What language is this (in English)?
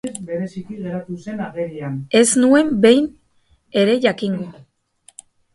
Basque